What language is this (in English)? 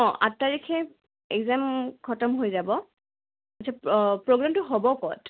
Assamese